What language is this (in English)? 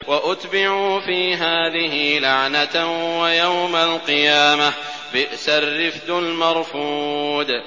Arabic